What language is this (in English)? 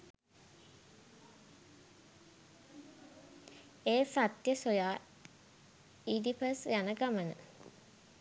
Sinhala